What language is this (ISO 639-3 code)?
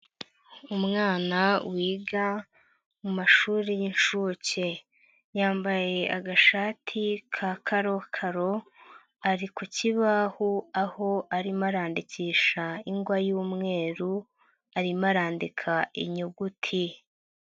kin